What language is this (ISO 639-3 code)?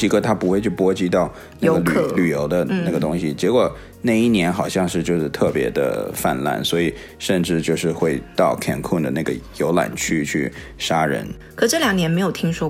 zho